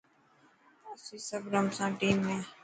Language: Dhatki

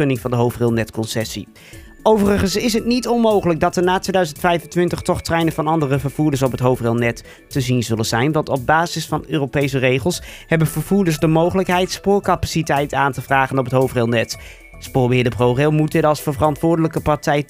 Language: Dutch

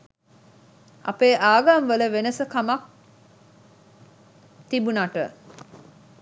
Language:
Sinhala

